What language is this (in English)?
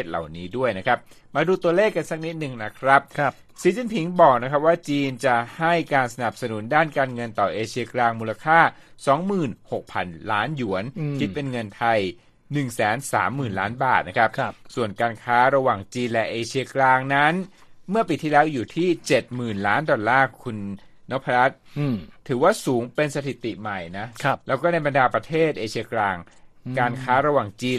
Thai